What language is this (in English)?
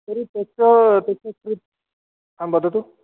Sanskrit